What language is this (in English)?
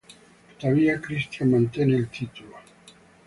Italian